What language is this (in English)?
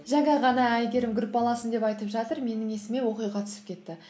Kazakh